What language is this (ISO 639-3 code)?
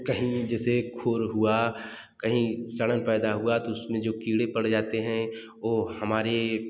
hin